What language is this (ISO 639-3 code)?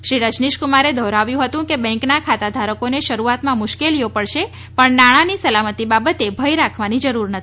guj